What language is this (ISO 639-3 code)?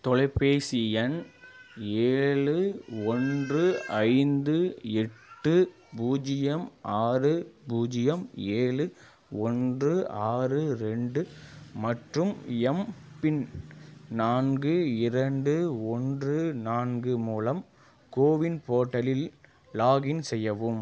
tam